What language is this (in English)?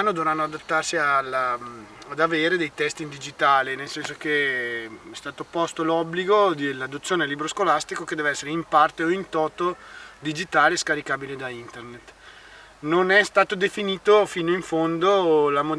Italian